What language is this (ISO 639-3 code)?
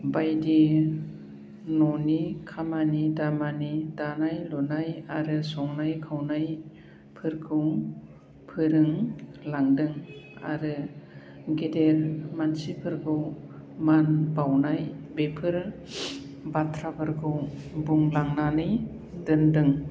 brx